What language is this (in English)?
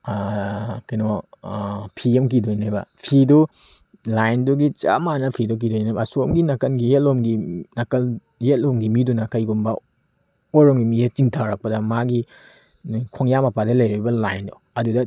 Manipuri